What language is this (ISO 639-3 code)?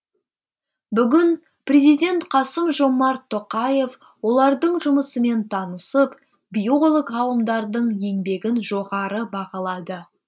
kaz